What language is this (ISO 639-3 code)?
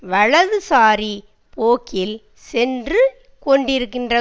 tam